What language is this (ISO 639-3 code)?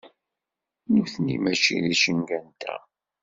kab